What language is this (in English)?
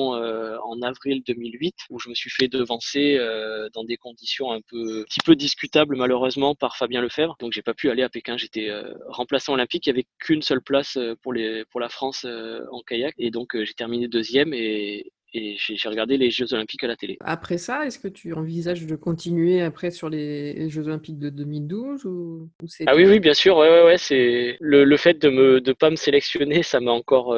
French